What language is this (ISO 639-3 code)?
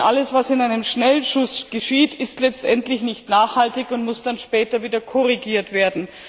deu